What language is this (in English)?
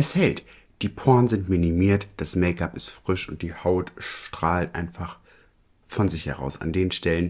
German